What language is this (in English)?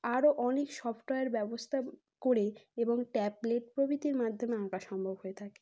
Bangla